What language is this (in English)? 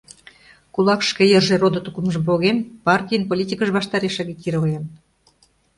Mari